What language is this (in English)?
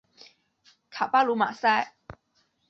Chinese